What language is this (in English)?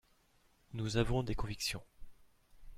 French